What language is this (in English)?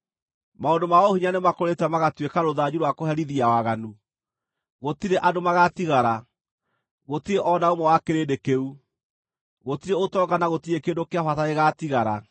Kikuyu